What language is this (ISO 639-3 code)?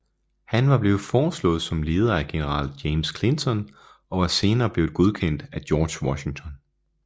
dan